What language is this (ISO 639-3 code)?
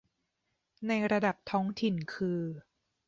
tha